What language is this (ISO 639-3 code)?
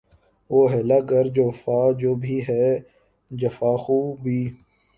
urd